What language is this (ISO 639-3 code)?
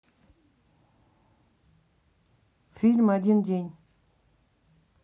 rus